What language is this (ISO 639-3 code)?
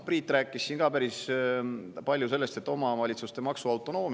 est